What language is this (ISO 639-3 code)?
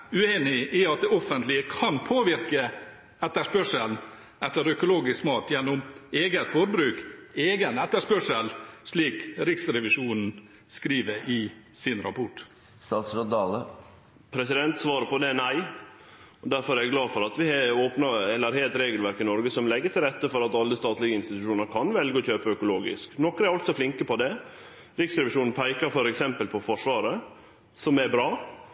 nor